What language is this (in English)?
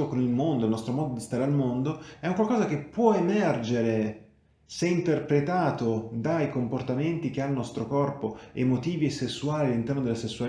Italian